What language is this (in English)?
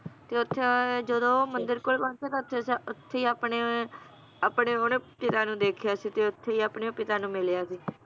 Punjabi